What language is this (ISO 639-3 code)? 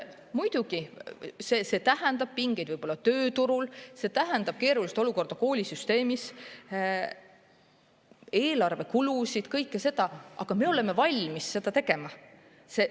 est